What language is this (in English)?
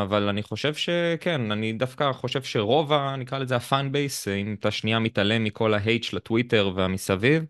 Hebrew